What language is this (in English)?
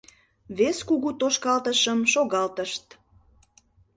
Mari